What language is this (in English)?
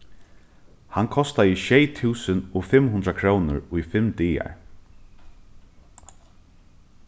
Faroese